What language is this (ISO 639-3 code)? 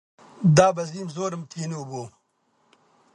ckb